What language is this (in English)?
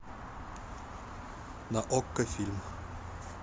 Russian